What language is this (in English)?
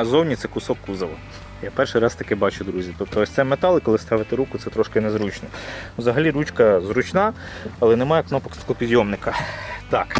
Ukrainian